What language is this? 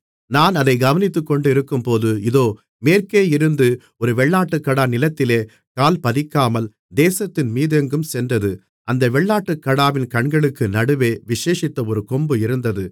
Tamil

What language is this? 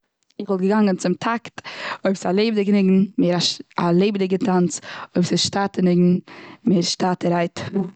Yiddish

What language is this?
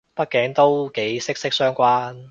Cantonese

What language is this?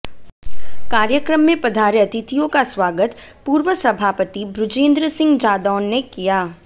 Hindi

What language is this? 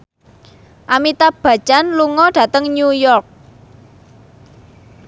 Javanese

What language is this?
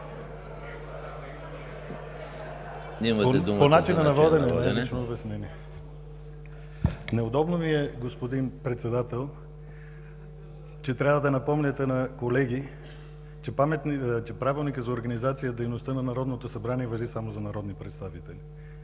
Bulgarian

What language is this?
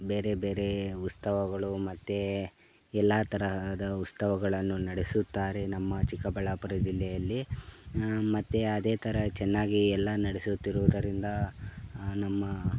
Kannada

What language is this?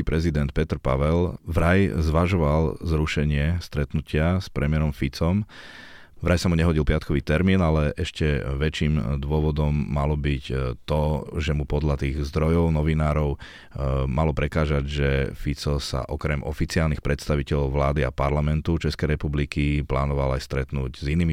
Slovak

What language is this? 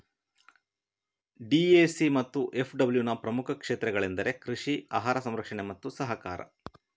Kannada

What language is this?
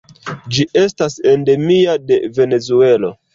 Esperanto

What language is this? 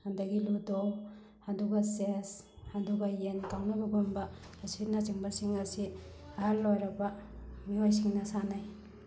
Manipuri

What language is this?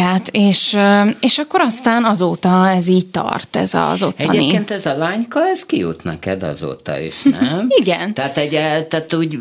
Hungarian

